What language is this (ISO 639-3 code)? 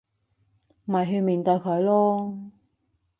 yue